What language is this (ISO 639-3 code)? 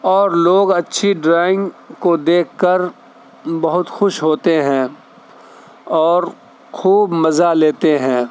urd